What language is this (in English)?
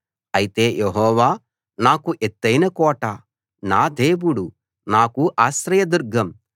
Telugu